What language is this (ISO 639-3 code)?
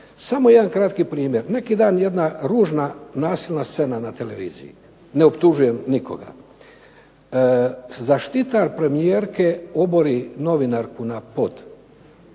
hrv